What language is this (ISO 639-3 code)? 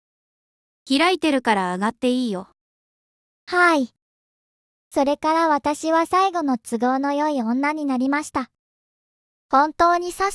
jpn